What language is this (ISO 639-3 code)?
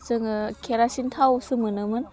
brx